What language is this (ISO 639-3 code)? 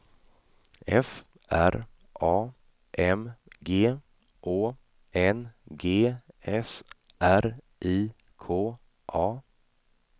swe